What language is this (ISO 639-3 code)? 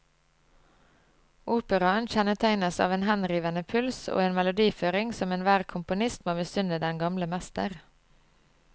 nor